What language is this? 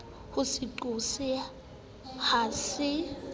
Southern Sotho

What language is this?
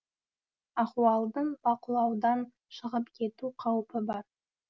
Kazakh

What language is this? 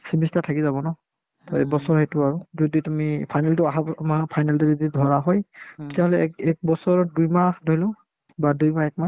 Assamese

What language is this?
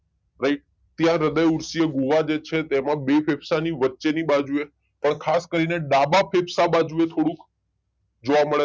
Gujarati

